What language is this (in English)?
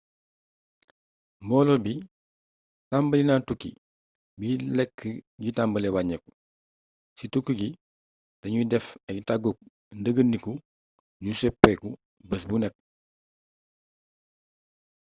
Wolof